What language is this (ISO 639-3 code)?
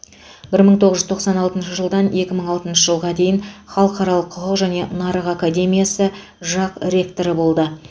kaz